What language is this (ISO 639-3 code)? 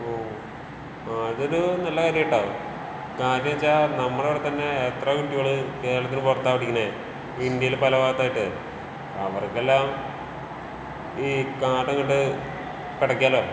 mal